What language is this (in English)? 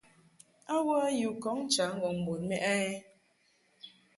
Mungaka